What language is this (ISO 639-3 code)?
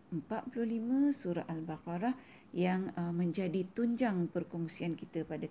msa